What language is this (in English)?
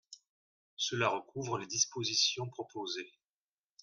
French